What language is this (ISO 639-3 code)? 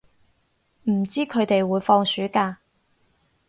yue